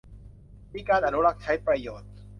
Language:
Thai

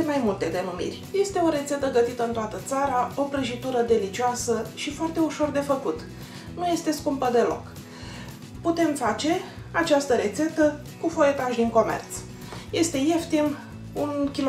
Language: Romanian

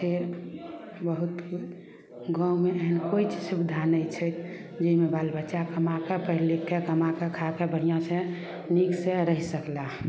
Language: Maithili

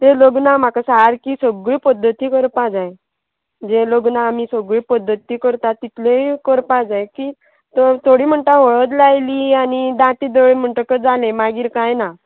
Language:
Konkani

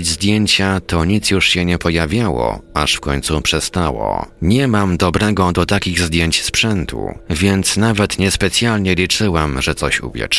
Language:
Polish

